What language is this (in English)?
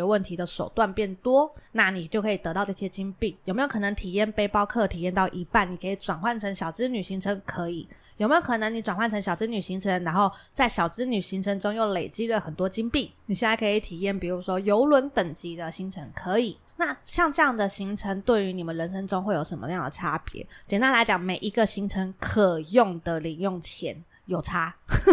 Chinese